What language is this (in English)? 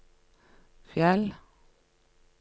Norwegian